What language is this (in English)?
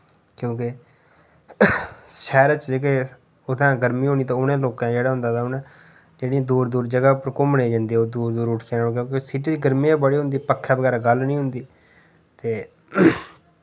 Dogri